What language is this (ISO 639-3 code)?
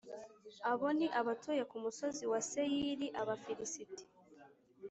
kin